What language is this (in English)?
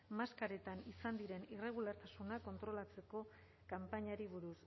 Basque